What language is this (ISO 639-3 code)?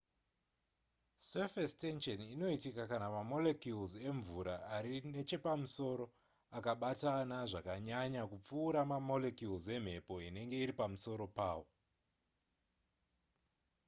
sna